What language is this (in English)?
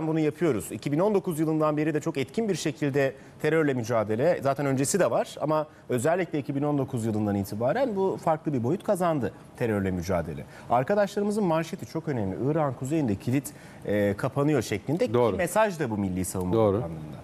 Turkish